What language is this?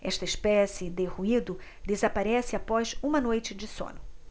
Portuguese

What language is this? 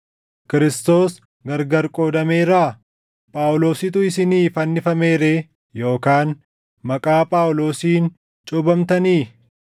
Oromo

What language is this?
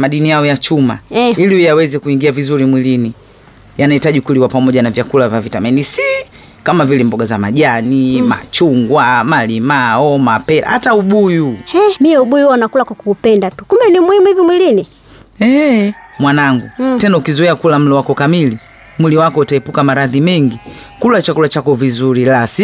Swahili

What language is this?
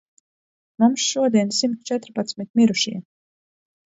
Latvian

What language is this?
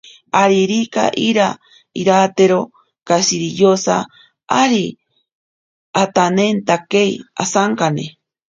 Ashéninka Perené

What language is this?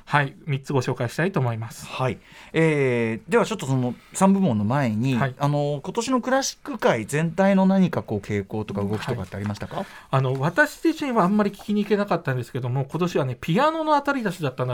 Japanese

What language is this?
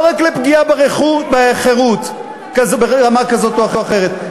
Hebrew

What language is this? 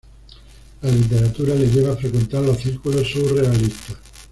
Spanish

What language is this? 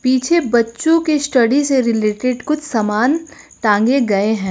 Hindi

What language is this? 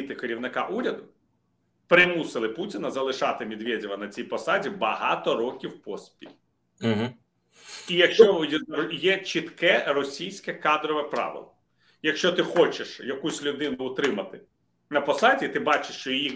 Ukrainian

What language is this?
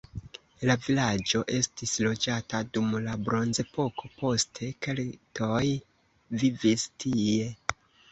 Esperanto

